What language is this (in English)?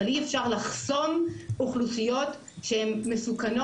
Hebrew